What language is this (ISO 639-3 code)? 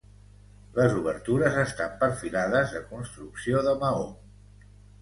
cat